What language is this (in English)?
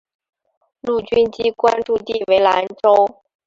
Chinese